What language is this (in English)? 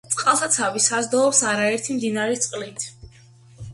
Georgian